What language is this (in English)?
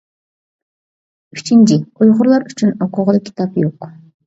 Uyghur